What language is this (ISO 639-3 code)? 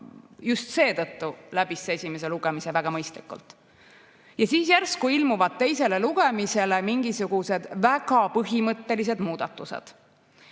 est